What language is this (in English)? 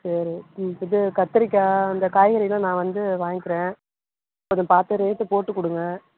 Tamil